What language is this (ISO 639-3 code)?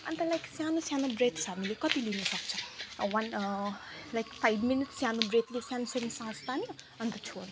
nep